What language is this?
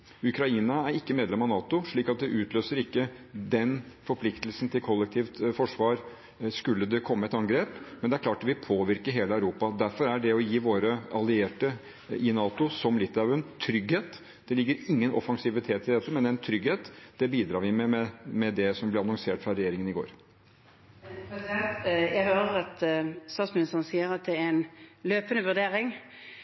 Norwegian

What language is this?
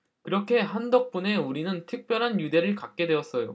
Korean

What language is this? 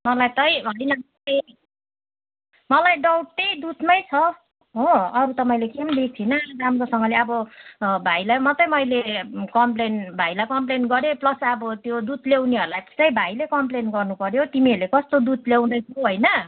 Nepali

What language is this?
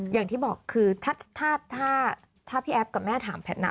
Thai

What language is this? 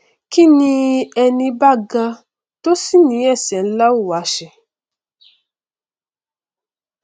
Yoruba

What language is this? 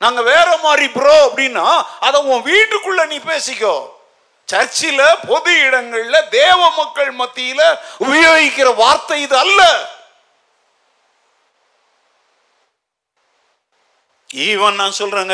Tamil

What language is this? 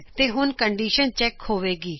Punjabi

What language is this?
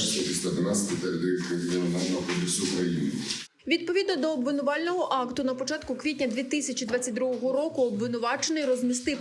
Ukrainian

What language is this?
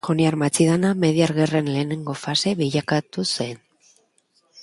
Basque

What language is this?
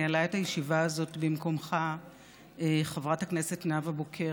Hebrew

